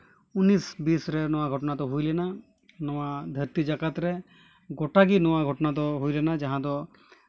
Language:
Santali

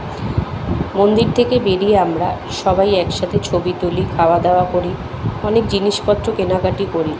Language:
Bangla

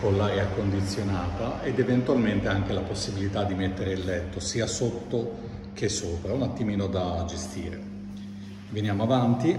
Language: Italian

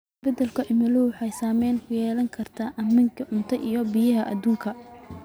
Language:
Somali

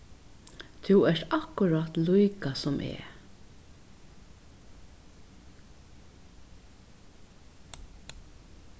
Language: Faroese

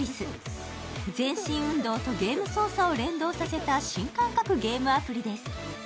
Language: Japanese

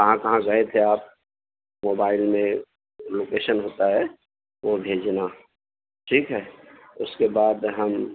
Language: Urdu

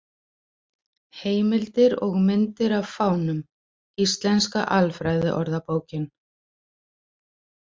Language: Icelandic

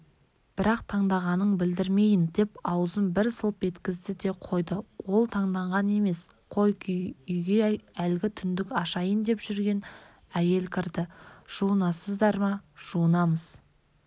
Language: Kazakh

